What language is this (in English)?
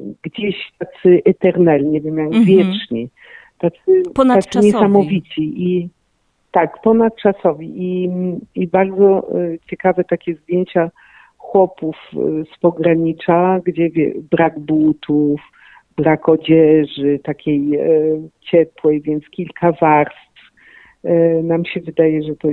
Polish